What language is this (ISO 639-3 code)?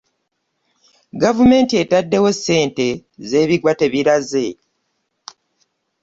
lug